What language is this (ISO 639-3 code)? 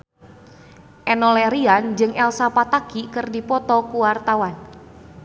sun